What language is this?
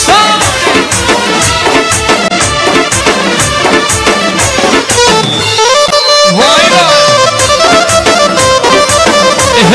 Persian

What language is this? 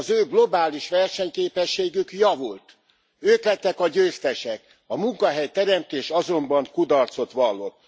Hungarian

